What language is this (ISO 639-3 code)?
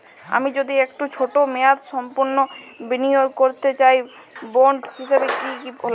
ben